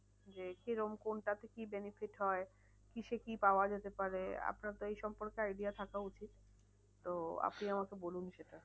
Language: Bangla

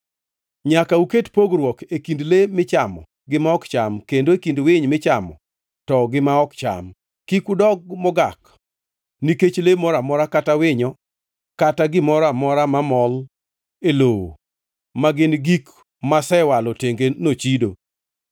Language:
Luo (Kenya and Tanzania)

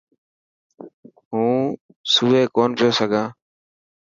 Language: Dhatki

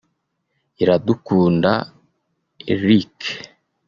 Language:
Kinyarwanda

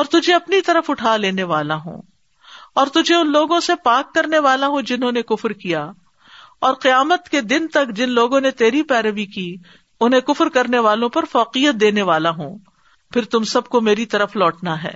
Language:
Urdu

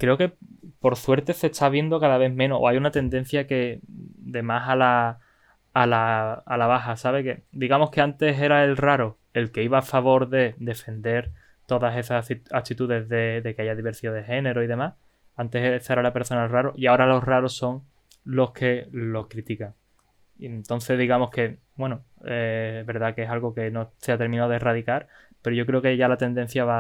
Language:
Spanish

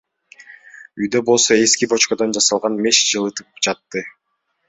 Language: Kyrgyz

